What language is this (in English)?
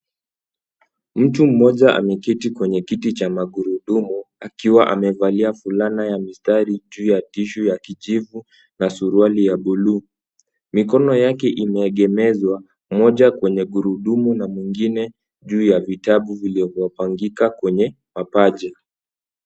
Swahili